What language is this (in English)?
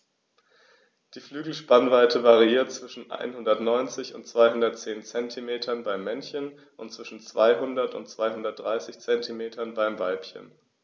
German